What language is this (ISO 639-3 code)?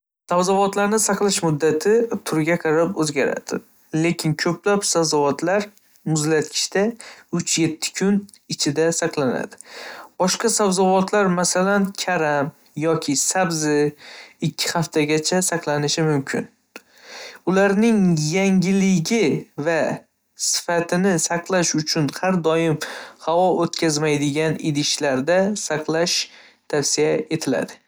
uzb